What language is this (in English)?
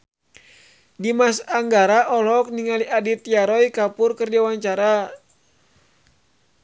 Sundanese